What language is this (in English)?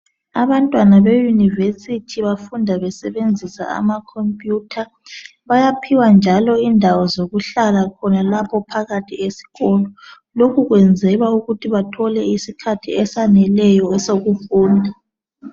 North Ndebele